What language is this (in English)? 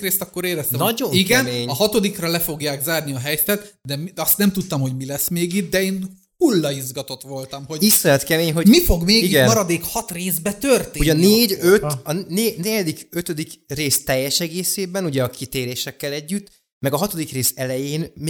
Hungarian